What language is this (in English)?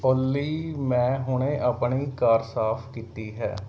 Punjabi